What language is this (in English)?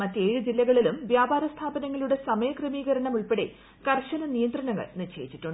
Malayalam